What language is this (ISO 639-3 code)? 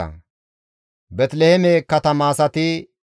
gmv